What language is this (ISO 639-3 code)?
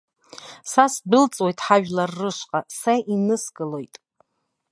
abk